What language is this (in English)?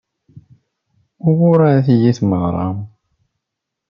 Kabyle